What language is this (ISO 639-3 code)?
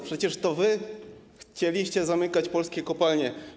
pol